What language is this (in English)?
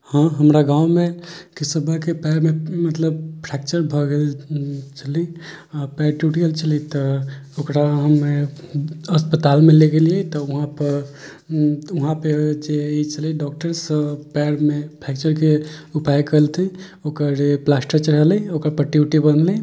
Maithili